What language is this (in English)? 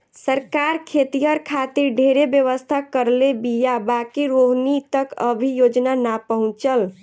Bhojpuri